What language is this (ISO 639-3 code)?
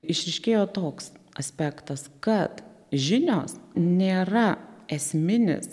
lit